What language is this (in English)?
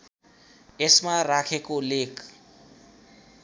Nepali